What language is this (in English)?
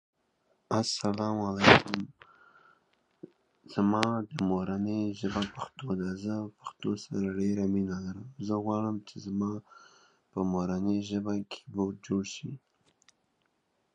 Pashto